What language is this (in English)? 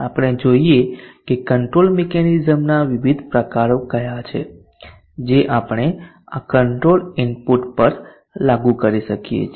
Gujarati